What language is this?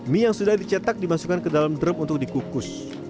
Indonesian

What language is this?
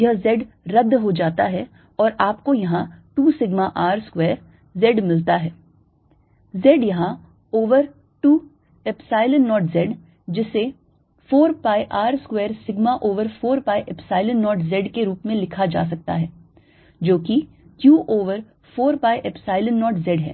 Hindi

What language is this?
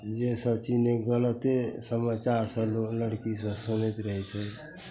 Maithili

